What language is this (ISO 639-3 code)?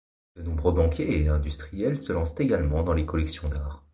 fra